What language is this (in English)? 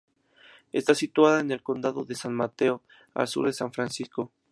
Spanish